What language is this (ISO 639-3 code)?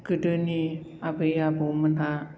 brx